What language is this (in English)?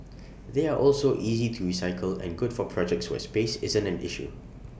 English